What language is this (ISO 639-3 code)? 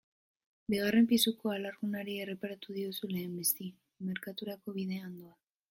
eus